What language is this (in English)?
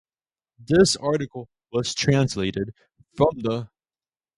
English